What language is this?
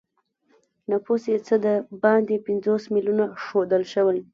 Pashto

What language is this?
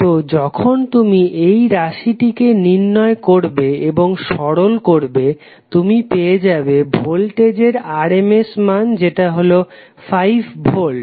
Bangla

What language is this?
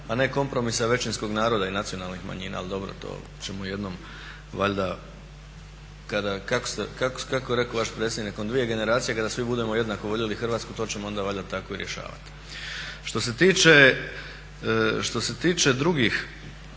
Croatian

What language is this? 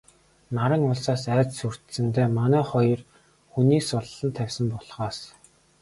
Mongolian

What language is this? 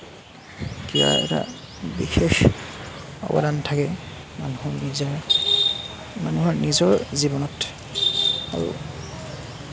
Assamese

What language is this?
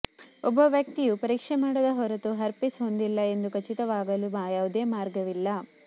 Kannada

